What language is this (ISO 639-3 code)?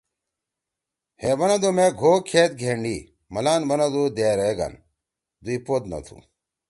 trw